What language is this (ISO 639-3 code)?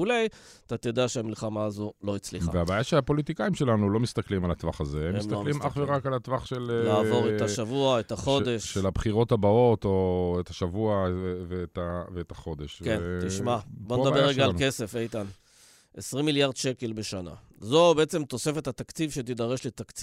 heb